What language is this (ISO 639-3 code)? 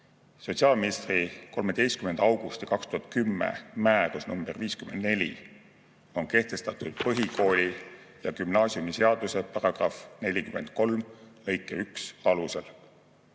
est